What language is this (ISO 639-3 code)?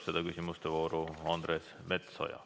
est